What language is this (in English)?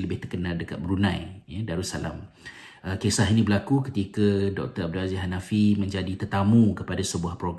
Malay